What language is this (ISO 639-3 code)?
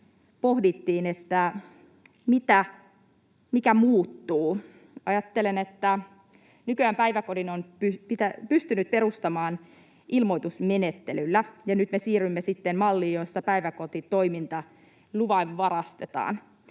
fin